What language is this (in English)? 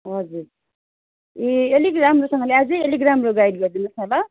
Nepali